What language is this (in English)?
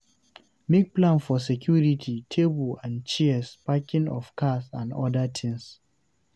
Nigerian Pidgin